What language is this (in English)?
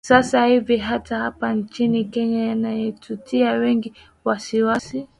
Swahili